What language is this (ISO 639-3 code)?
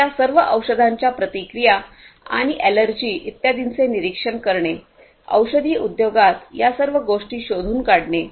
mar